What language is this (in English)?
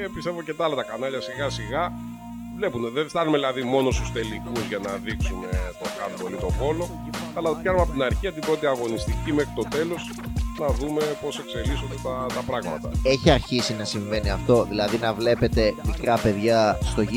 Greek